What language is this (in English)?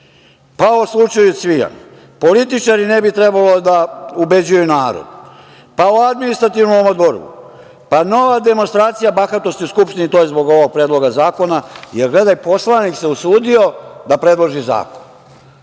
Serbian